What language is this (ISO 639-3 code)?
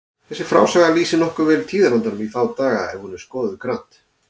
isl